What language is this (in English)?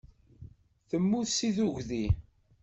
Kabyle